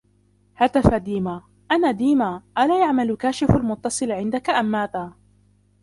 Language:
Arabic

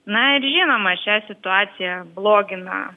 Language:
Lithuanian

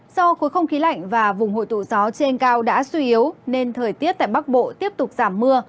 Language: Vietnamese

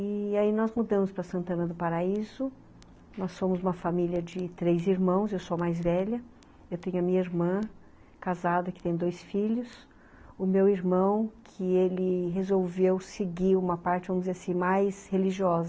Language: Portuguese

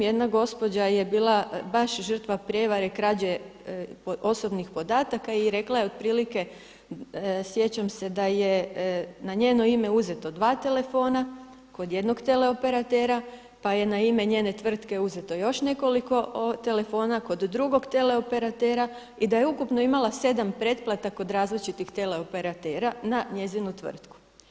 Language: Croatian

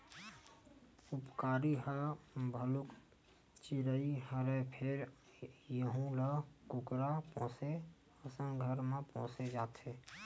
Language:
Chhattisgarhi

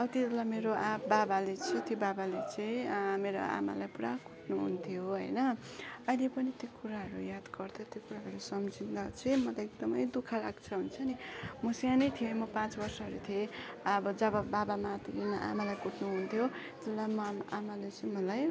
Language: Nepali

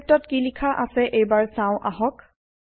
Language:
Assamese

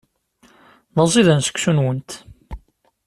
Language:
Kabyle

